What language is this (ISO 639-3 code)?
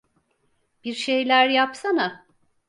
tur